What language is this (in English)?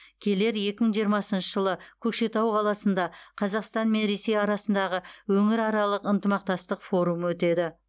Kazakh